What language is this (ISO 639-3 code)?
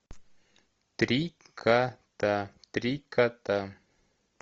rus